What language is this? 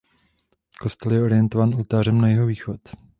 Czech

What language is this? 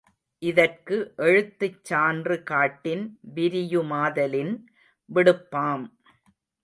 Tamil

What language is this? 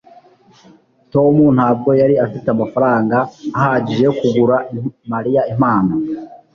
Kinyarwanda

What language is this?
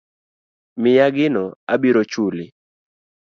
Luo (Kenya and Tanzania)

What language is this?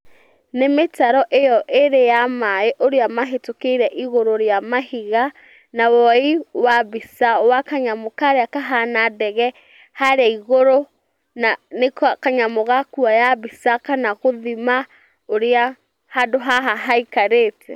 Kikuyu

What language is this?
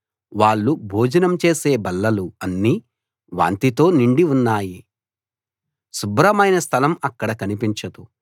Telugu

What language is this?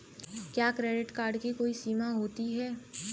Hindi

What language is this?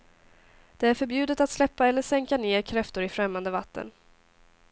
Swedish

